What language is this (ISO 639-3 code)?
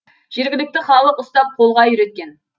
kaz